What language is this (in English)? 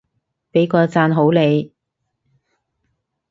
Cantonese